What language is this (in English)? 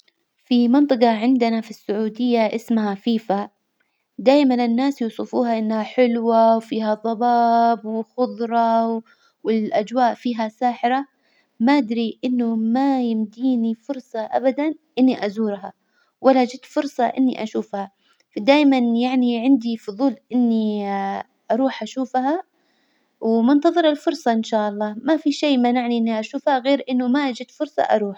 Hijazi Arabic